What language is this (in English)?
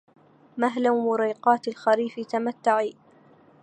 Arabic